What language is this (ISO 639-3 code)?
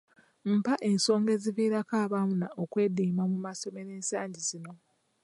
lug